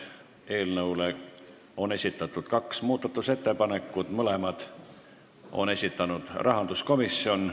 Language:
Estonian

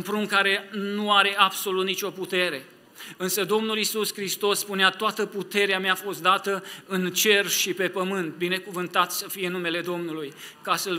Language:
Romanian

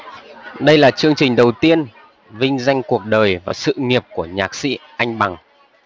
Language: Vietnamese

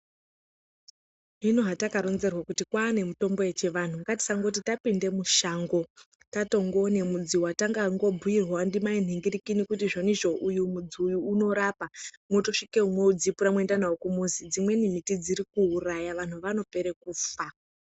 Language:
Ndau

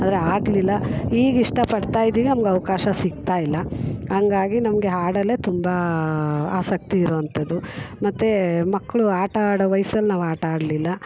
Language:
Kannada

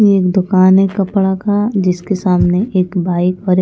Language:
Hindi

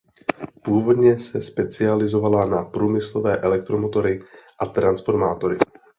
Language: Czech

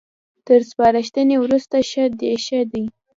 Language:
Pashto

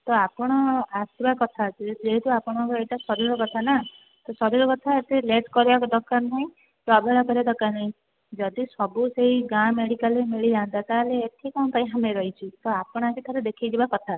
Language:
Odia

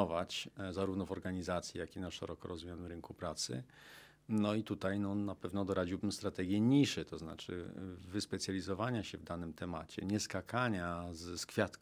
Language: Polish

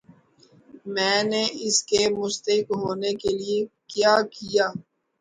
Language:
Urdu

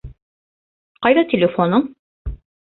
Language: Bashkir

